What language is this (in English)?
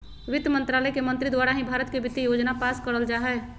Magahi